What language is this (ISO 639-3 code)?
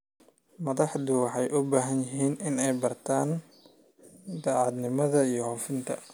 som